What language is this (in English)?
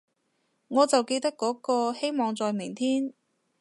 Cantonese